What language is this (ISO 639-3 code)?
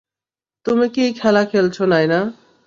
ben